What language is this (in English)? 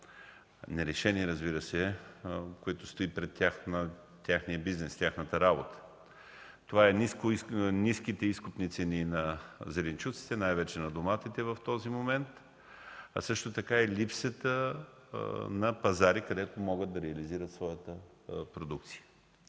Bulgarian